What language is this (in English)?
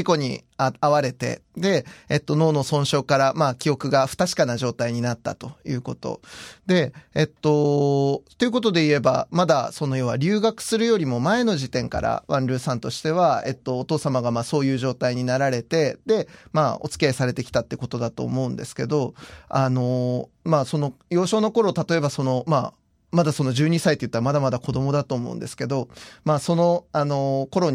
Japanese